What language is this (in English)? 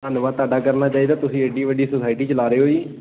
Punjabi